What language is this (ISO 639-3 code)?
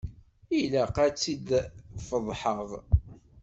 kab